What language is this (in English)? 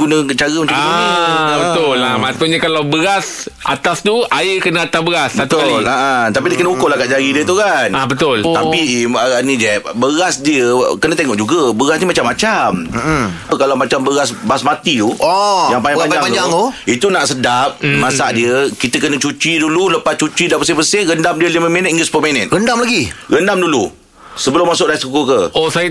Malay